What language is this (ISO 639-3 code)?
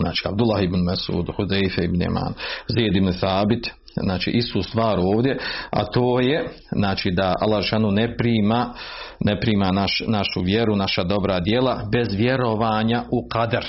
hrv